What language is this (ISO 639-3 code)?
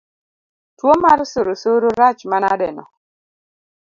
luo